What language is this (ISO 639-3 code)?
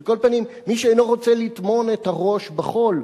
heb